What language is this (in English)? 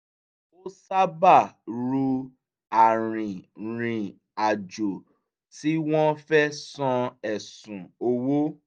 Yoruba